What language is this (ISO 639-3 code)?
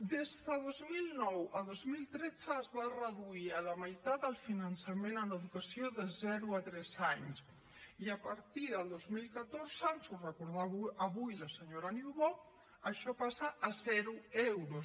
cat